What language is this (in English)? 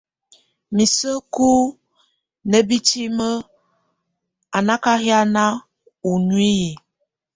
Tunen